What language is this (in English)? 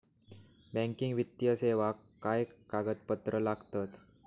Marathi